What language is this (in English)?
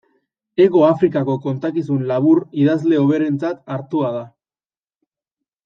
Basque